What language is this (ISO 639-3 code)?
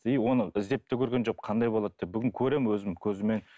kaz